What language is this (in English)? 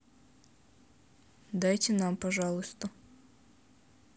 Russian